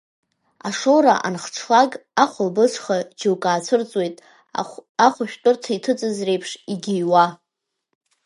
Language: Abkhazian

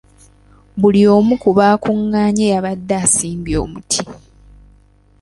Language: Ganda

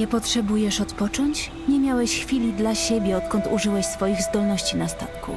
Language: Polish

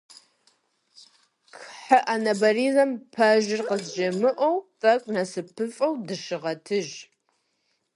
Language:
Kabardian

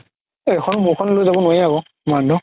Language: Assamese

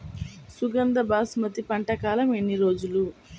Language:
Telugu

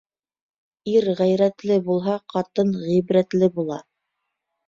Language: Bashkir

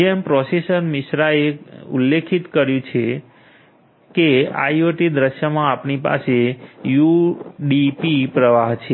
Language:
Gujarati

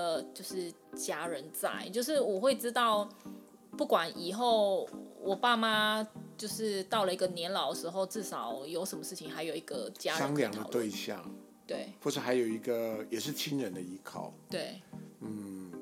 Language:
Chinese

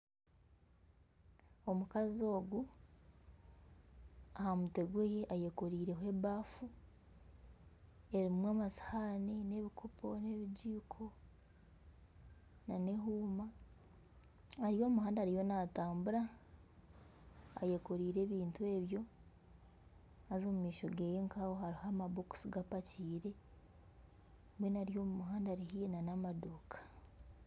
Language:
Nyankole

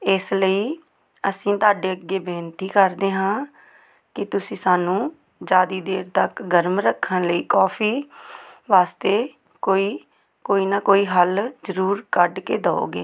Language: Punjabi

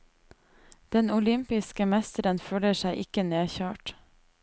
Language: Norwegian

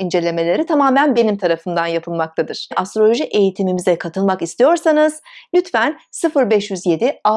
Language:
Turkish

